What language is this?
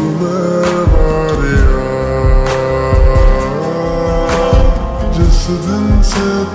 Romanian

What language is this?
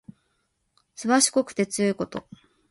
Japanese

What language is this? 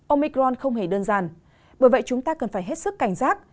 Vietnamese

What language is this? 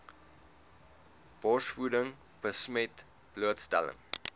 Afrikaans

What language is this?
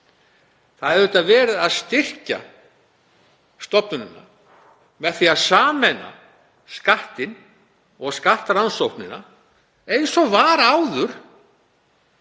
Icelandic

